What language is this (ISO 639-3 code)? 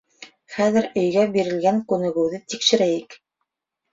bak